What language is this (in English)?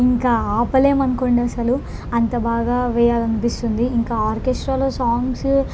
Telugu